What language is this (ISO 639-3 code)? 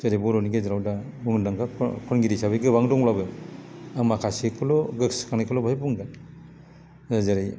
brx